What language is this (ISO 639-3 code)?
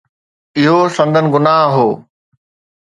snd